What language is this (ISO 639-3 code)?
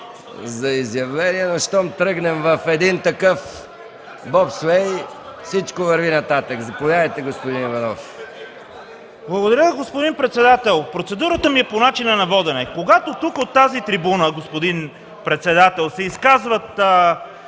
bul